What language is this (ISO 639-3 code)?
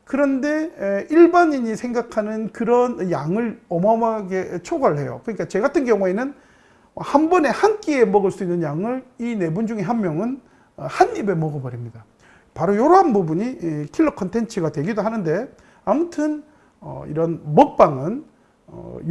kor